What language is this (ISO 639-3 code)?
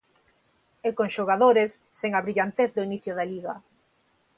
glg